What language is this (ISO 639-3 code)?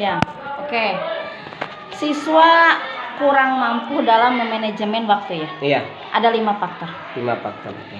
ind